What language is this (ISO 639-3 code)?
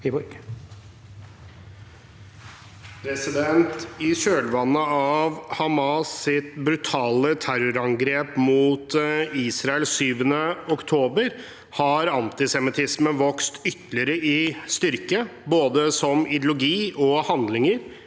nor